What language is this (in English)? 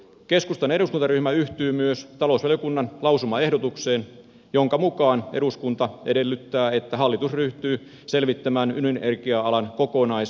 Finnish